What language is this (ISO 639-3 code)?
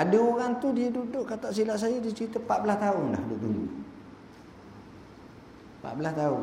msa